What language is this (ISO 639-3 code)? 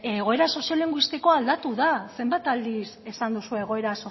eus